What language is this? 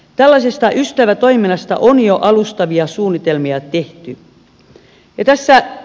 Finnish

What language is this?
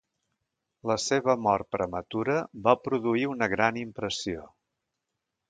Catalan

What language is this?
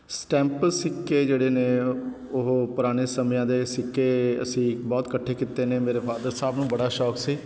Punjabi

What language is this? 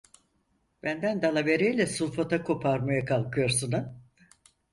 Turkish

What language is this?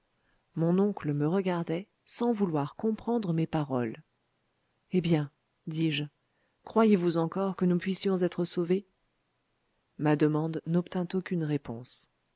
French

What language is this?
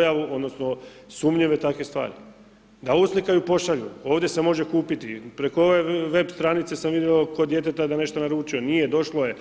Croatian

